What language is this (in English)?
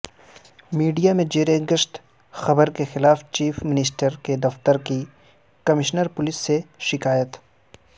Urdu